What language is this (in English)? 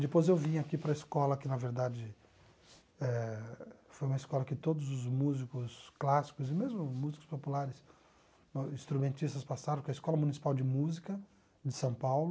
Portuguese